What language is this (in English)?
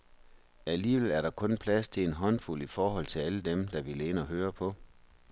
Danish